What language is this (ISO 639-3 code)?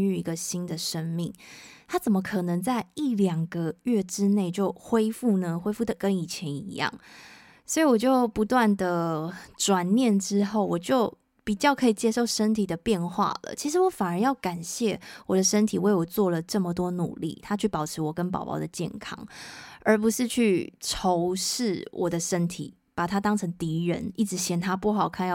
zho